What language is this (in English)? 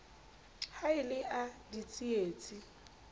Southern Sotho